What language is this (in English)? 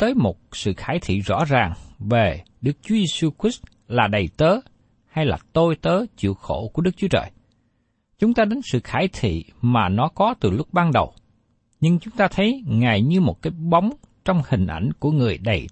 Vietnamese